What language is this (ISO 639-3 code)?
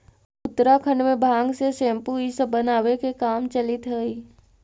mag